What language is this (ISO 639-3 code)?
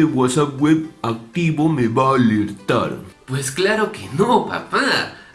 spa